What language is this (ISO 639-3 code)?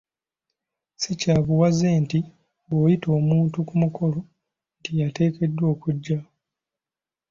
lug